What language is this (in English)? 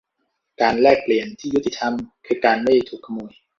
Thai